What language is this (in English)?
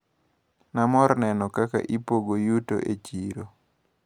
Luo (Kenya and Tanzania)